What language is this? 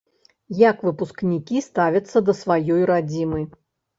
Belarusian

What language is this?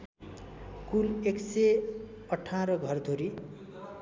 Nepali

